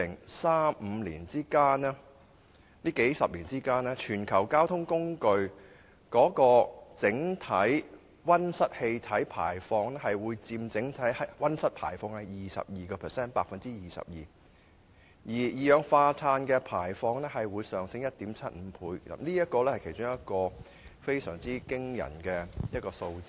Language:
Cantonese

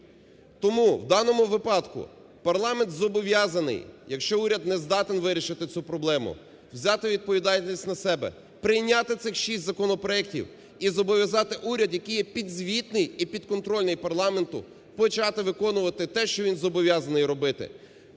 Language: Ukrainian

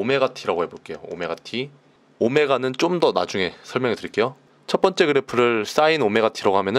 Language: Korean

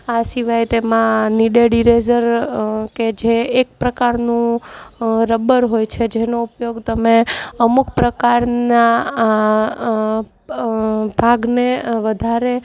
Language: Gujarati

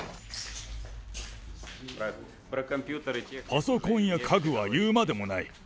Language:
Japanese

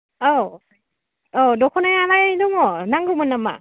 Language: Bodo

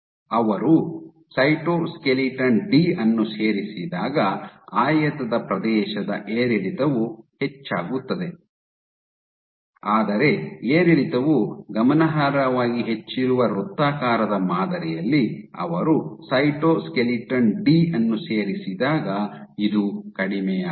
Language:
Kannada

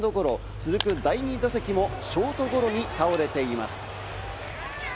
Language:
Japanese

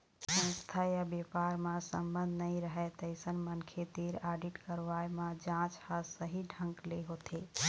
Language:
Chhattisgarhi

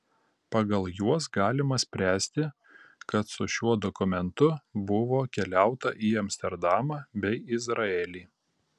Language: Lithuanian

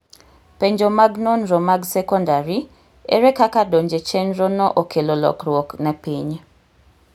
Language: Luo (Kenya and Tanzania)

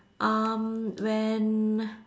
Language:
English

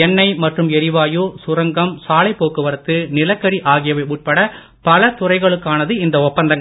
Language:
Tamil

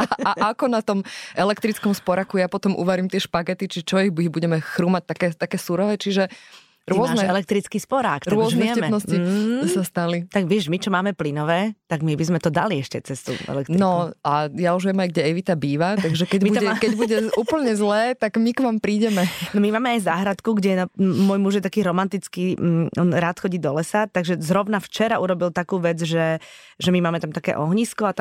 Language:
Slovak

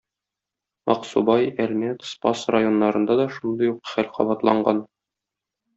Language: Tatar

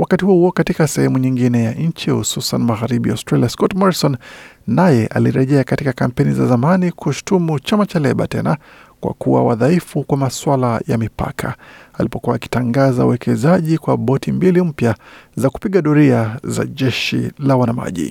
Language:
Swahili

